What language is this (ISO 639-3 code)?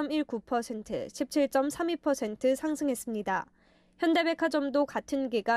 kor